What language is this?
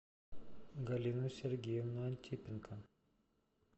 Russian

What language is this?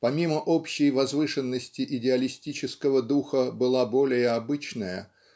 Russian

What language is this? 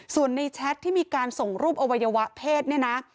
Thai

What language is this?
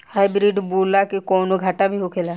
Bhojpuri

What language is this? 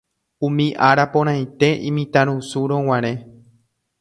Guarani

